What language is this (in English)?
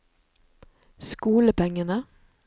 Norwegian